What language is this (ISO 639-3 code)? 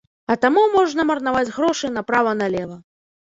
bel